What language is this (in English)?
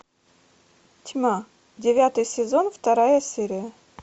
Russian